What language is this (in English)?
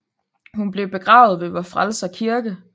Danish